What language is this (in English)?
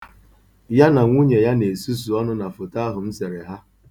Igbo